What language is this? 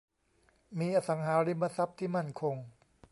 Thai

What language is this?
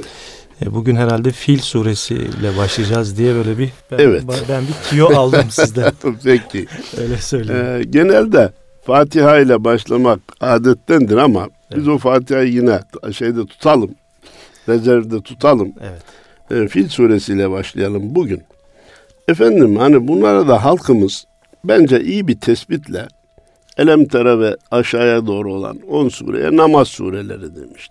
Turkish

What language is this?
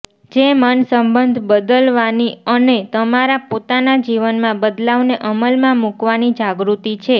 Gujarati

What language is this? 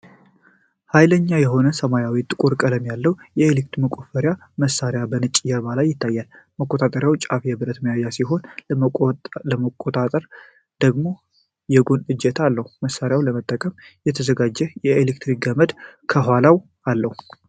Amharic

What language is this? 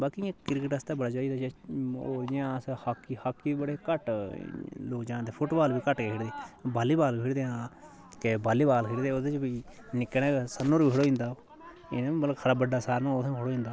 Dogri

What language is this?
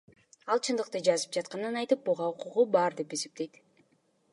Kyrgyz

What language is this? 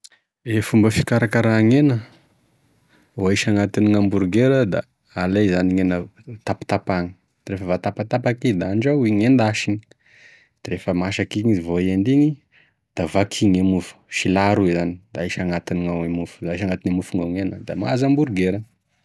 Tesaka Malagasy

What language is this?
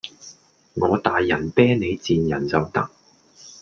Cantonese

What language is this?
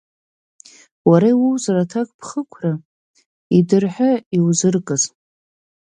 Abkhazian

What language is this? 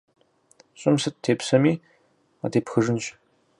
Kabardian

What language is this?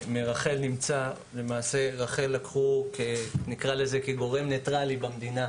Hebrew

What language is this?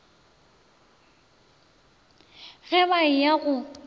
Northern Sotho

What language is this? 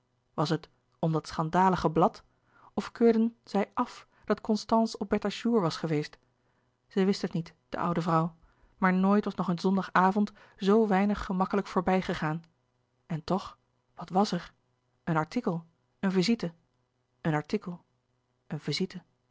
Dutch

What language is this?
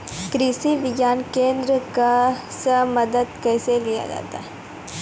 Maithili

